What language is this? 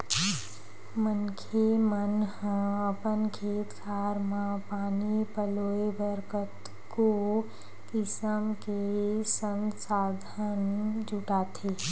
Chhattisgarhi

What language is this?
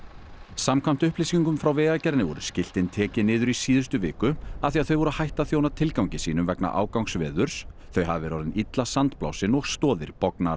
Icelandic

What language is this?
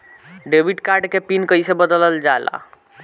Bhojpuri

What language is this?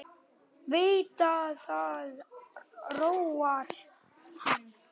Icelandic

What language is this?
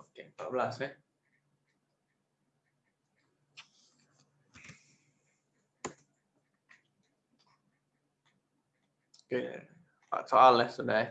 Indonesian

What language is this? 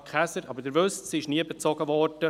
Swiss German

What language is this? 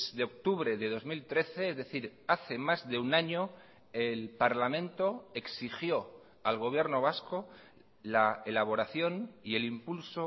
Spanish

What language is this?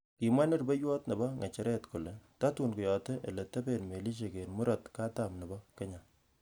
Kalenjin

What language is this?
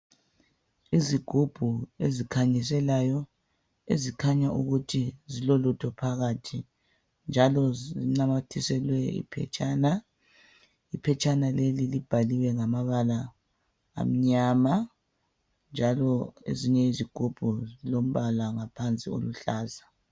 North Ndebele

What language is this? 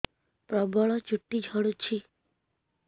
Odia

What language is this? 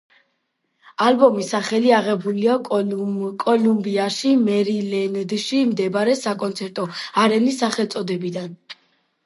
Georgian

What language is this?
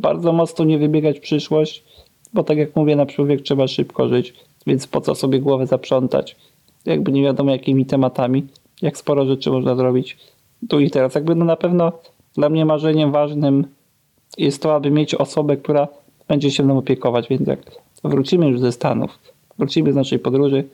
Polish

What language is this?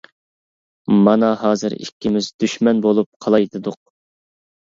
Uyghur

